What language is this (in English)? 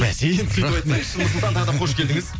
Kazakh